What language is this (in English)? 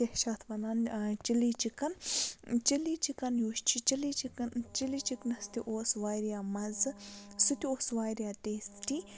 Kashmiri